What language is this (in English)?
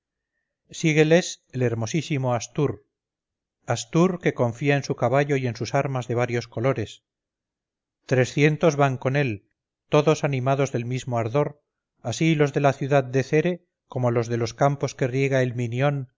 Spanish